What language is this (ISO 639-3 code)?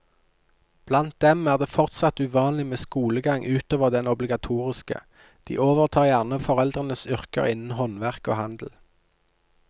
nor